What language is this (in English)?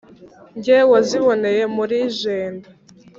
Kinyarwanda